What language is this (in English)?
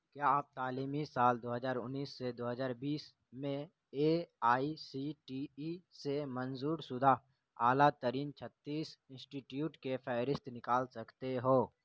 Urdu